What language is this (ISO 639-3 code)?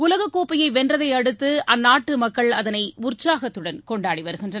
tam